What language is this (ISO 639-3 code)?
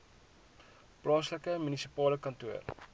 afr